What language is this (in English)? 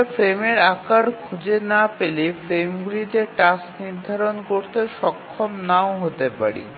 Bangla